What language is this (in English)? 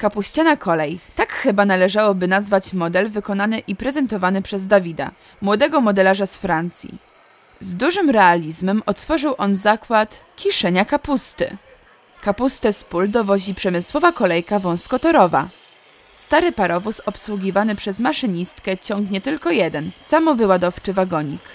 Polish